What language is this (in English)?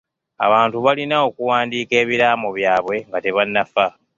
Ganda